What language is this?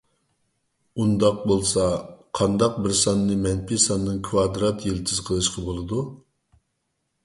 Uyghur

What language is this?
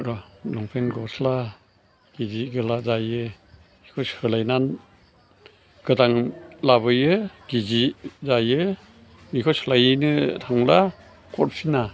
Bodo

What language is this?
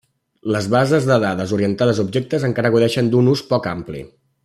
Catalan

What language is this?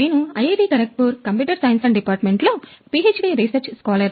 Telugu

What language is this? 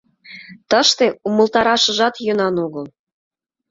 Mari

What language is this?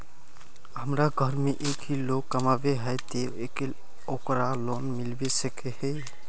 Magahi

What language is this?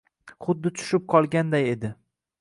Uzbek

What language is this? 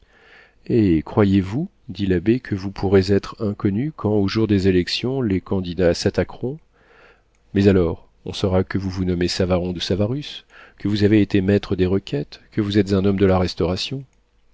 French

